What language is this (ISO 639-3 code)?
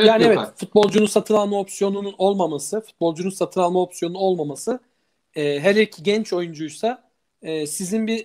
tur